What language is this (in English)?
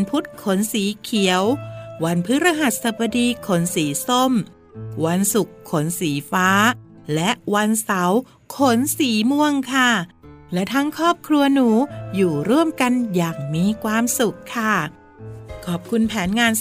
Thai